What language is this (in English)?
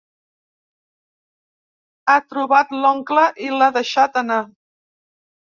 Catalan